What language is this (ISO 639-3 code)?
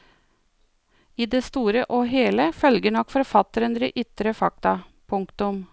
nor